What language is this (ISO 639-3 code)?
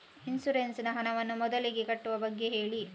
kan